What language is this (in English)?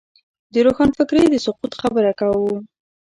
Pashto